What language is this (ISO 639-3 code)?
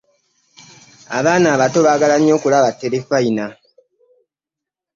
lug